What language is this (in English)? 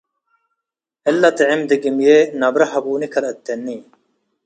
Tigre